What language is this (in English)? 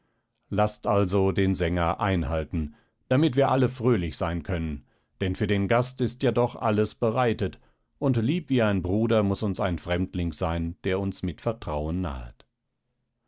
German